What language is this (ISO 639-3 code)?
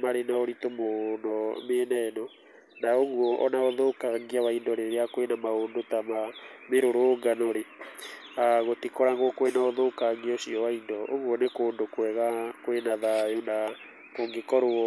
kik